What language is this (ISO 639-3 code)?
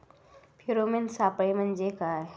mar